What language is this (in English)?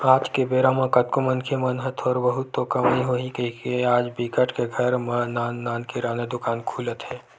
Chhattisgarhi